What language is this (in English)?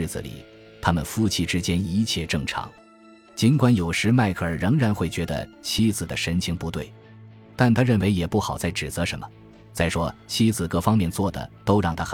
Chinese